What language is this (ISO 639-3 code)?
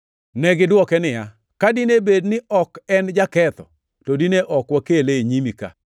luo